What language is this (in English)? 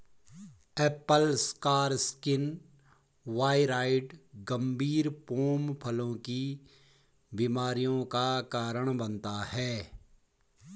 Hindi